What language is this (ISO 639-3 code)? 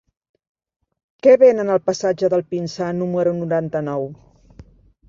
cat